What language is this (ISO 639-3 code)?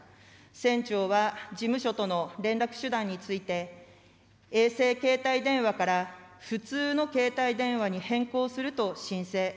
jpn